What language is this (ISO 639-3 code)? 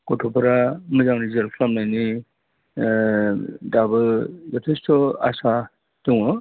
brx